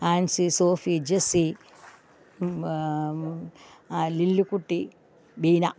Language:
Malayalam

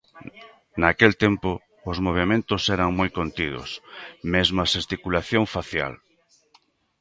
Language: Galician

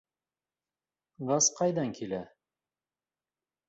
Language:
Bashkir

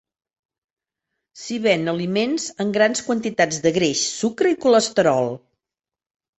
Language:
Catalan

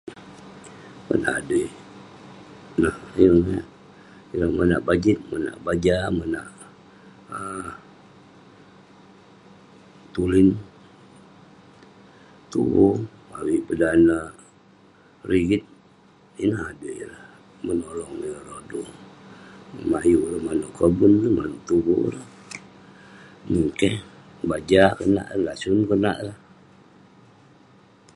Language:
Western Penan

